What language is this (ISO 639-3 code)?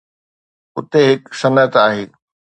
snd